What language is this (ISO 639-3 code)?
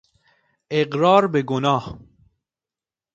fas